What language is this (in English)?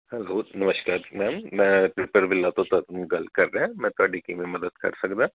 Punjabi